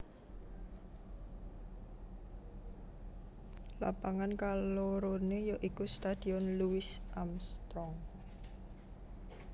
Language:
Javanese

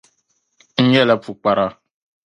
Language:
Dagbani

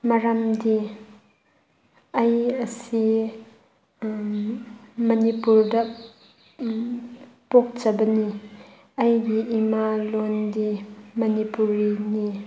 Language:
Manipuri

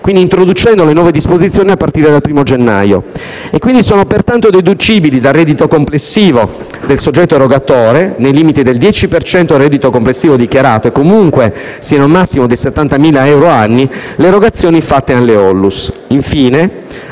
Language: Italian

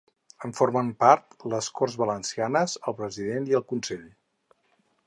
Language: Catalan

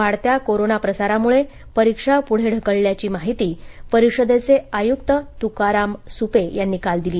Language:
Marathi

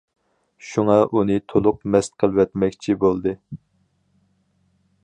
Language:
Uyghur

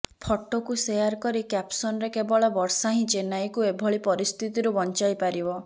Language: Odia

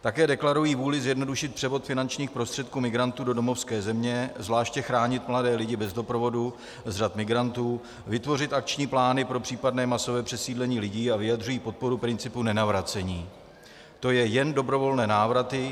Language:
Czech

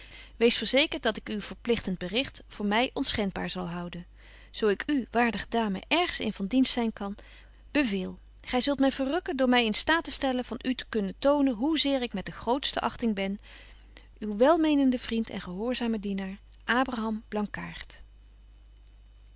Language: Dutch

